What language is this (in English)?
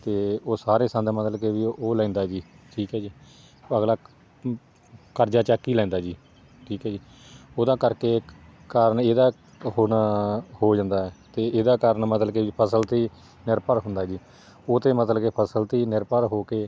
Punjabi